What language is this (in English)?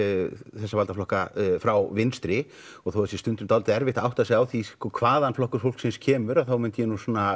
Icelandic